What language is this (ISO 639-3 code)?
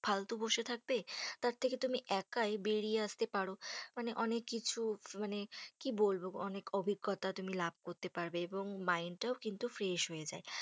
ben